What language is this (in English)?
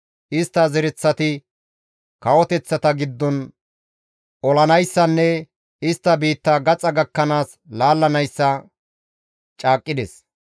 Gamo